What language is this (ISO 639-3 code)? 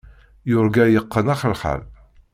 kab